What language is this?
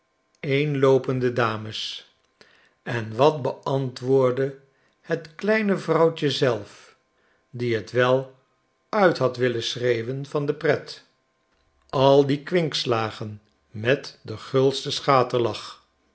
Dutch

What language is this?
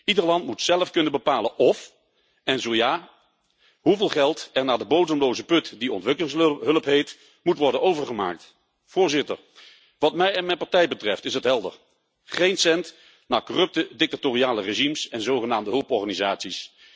Dutch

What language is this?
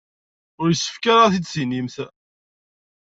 Kabyle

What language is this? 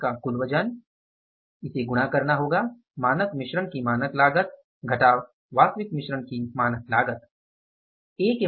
Hindi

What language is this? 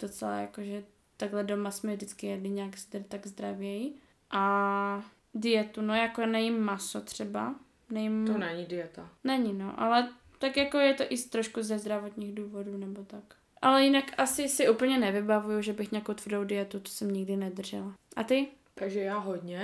Czech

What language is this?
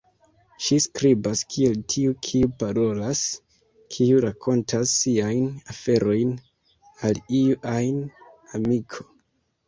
Esperanto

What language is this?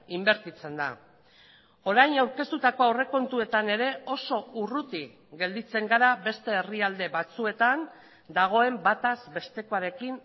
Basque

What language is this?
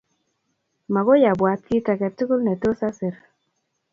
Kalenjin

